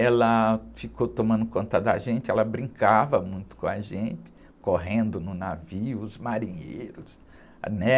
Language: Portuguese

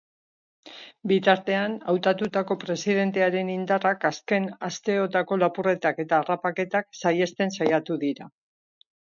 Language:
Basque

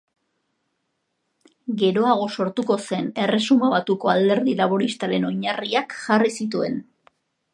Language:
Basque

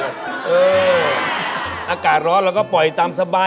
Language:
Thai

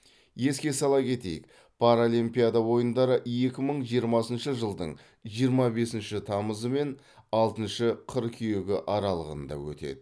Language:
Kazakh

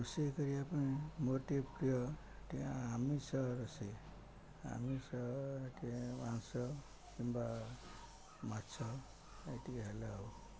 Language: Odia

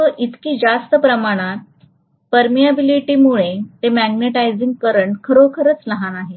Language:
Marathi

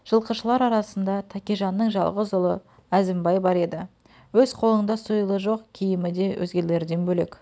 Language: Kazakh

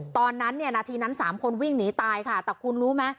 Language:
Thai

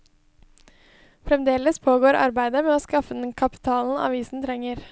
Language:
Norwegian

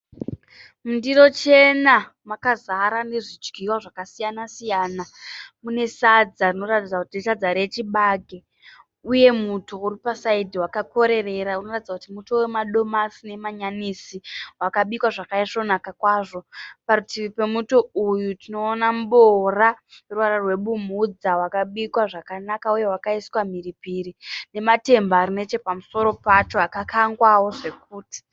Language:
Shona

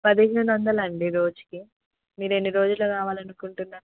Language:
Telugu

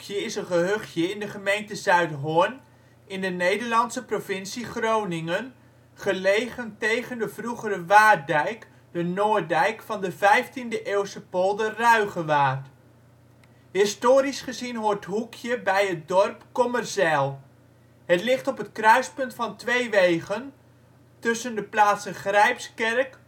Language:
Dutch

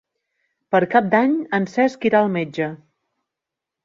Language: Catalan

